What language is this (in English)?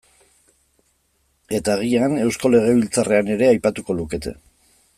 Basque